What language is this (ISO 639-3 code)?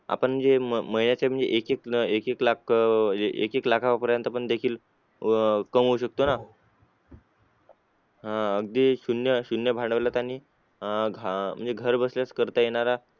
mar